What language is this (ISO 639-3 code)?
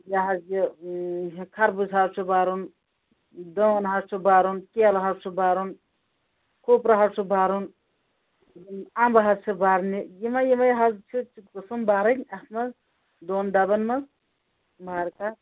kas